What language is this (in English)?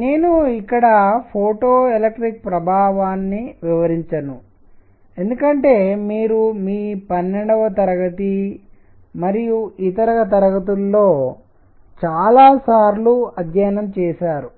Telugu